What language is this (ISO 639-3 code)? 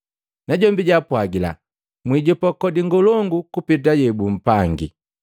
mgv